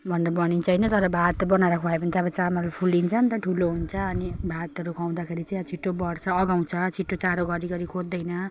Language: Nepali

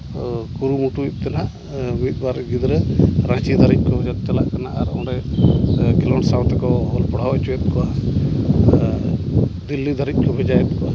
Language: Santali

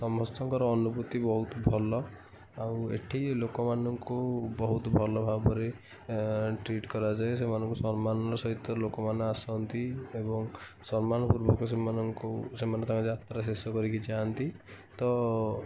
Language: Odia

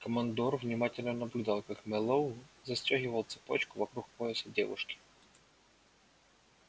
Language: Russian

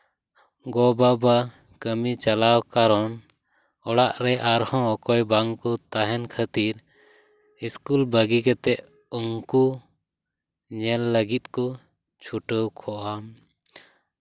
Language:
Santali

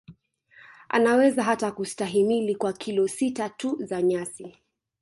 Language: Swahili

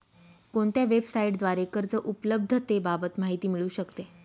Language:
Marathi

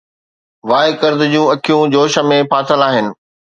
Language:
Sindhi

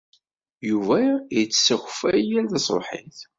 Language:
Kabyle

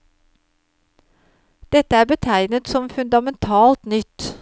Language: Norwegian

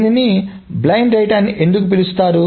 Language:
Telugu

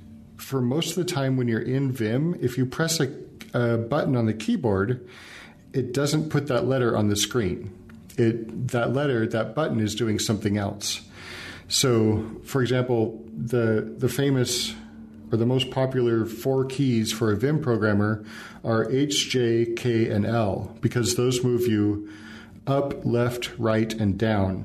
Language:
English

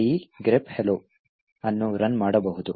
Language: Kannada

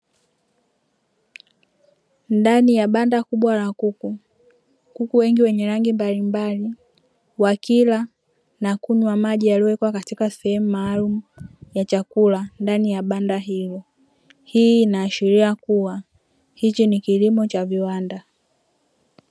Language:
Swahili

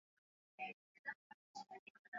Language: Swahili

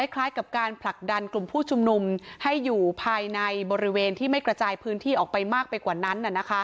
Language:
Thai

